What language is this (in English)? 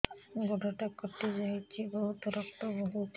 Odia